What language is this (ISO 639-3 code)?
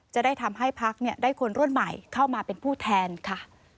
tha